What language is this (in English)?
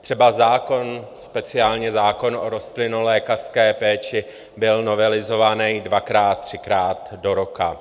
Czech